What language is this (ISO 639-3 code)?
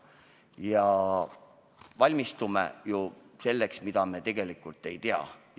est